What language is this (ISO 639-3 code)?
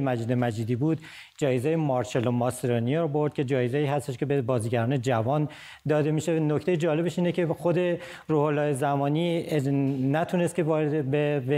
fas